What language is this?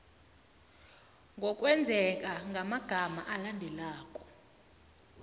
South Ndebele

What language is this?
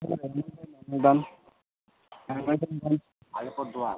Nepali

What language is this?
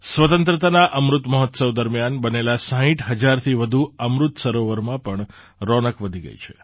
Gujarati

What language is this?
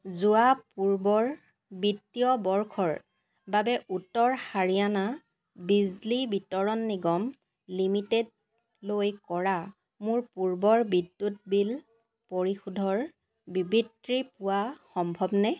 Assamese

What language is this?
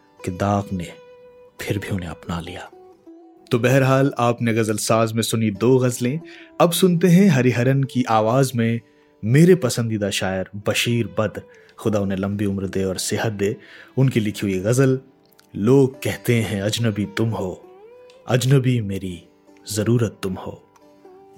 Hindi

